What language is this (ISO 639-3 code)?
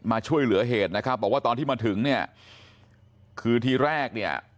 tha